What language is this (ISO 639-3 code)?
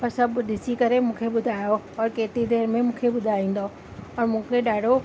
snd